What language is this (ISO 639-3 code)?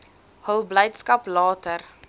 afr